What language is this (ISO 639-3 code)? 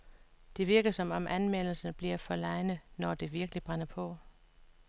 dan